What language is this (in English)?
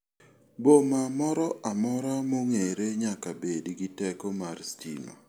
Luo (Kenya and Tanzania)